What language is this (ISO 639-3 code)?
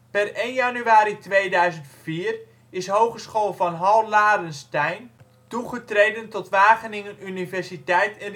nld